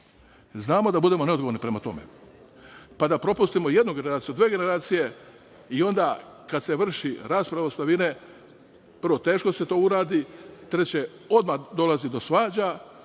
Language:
Serbian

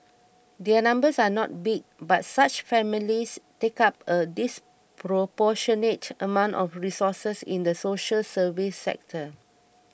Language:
English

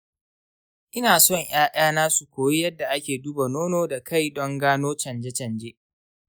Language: Hausa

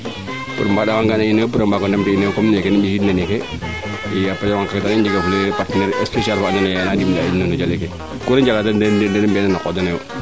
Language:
Serer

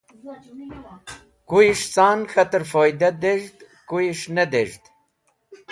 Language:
Wakhi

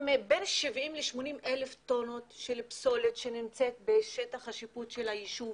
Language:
Hebrew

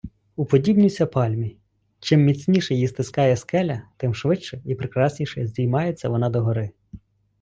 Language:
Ukrainian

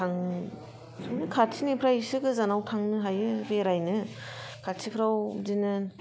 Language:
Bodo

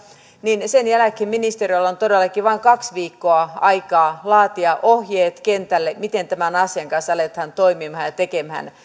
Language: Finnish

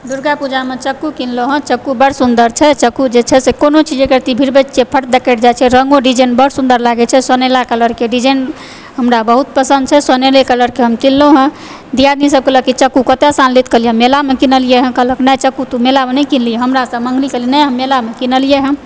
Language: Maithili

